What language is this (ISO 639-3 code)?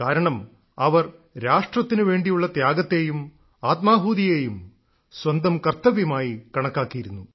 mal